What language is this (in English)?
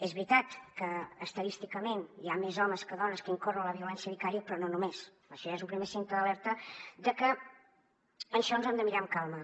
Catalan